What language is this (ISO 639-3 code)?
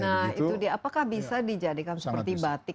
ind